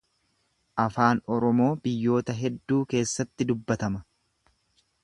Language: Oromo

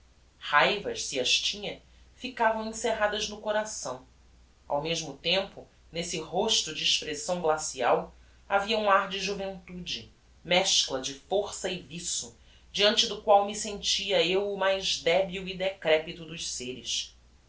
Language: Portuguese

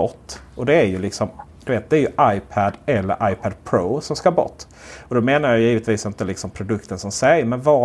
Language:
Swedish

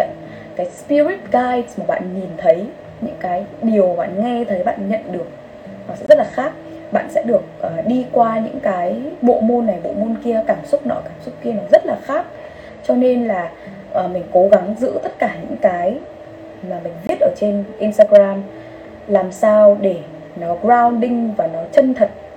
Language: Vietnamese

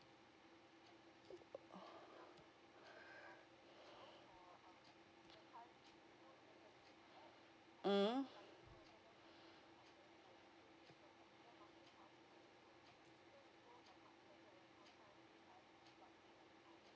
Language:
English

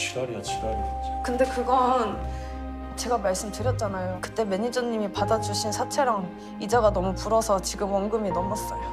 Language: Korean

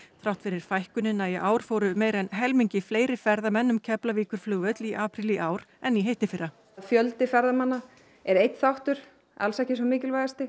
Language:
Icelandic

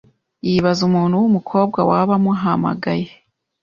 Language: Kinyarwanda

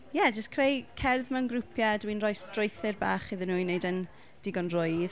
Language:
Welsh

